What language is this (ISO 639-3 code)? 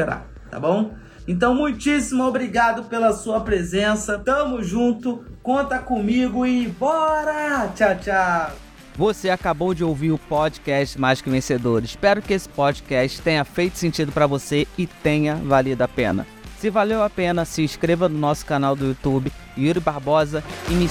por